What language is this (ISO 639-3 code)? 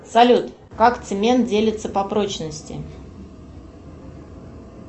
rus